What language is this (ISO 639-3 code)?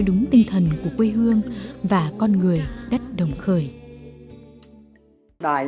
vie